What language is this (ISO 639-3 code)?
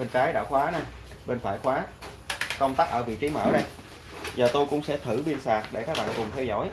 vie